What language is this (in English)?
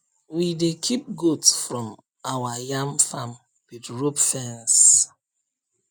Nigerian Pidgin